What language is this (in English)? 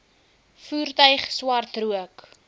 Afrikaans